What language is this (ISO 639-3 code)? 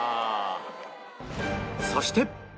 jpn